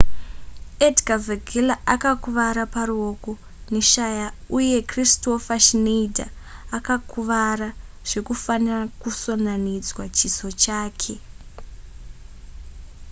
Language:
Shona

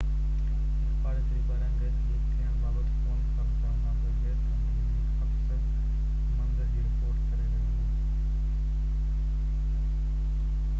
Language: Sindhi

